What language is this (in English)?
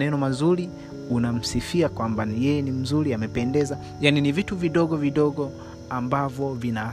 Swahili